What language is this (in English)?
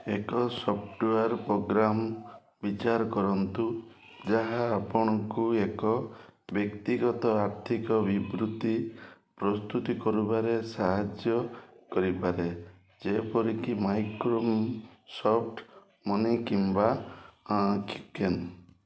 Odia